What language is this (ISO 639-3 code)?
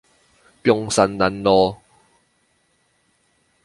zho